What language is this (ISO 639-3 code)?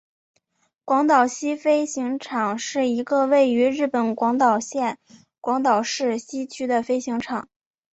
zho